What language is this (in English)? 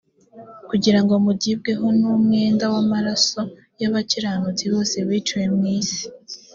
Kinyarwanda